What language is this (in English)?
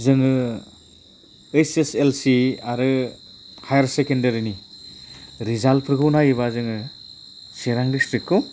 Bodo